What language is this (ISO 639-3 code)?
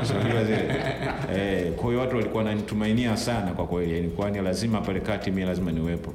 swa